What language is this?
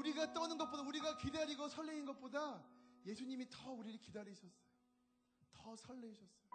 Korean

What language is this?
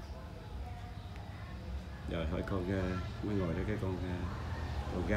Vietnamese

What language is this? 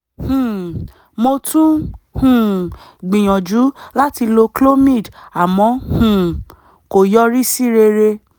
Yoruba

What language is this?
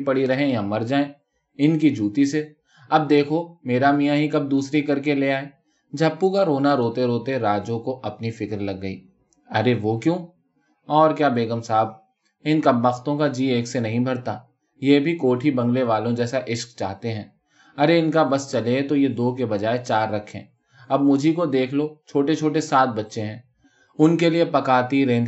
Urdu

